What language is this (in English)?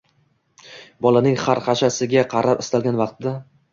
Uzbek